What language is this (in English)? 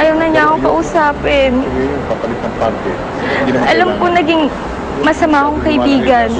Filipino